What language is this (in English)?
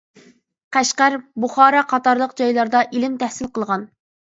Uyghur